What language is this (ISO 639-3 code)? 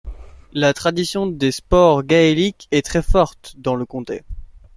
fra